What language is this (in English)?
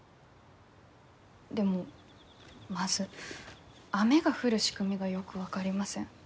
Japanese